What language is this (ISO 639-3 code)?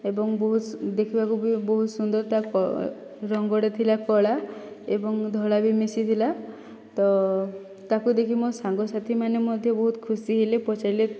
ori